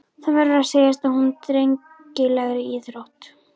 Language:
Icelandic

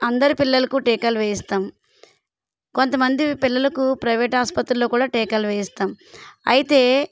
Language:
Telugu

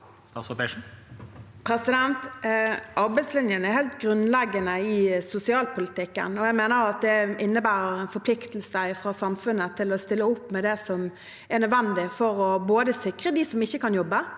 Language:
Norwegian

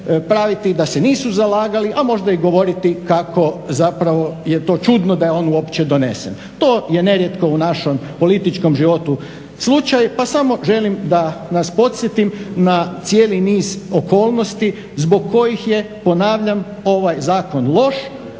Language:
Croatian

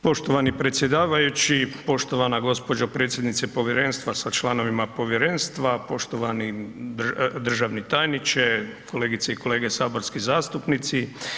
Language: Croatian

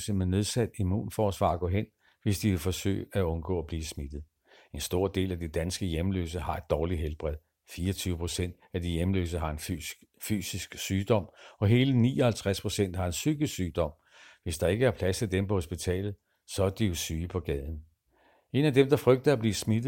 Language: Danish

